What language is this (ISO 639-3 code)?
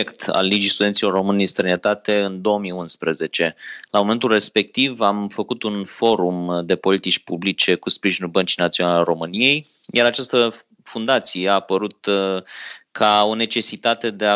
ron